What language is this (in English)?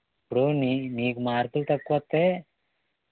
Telugu